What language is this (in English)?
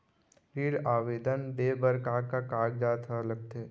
Chhattisgarhi